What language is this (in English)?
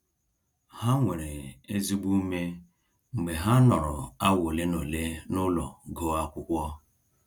Igbo